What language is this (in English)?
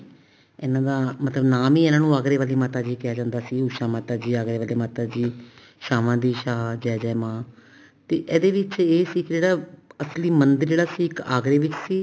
Punjabi